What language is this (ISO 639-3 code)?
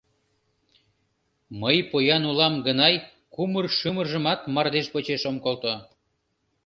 chm